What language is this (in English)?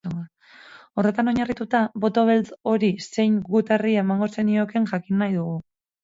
Basque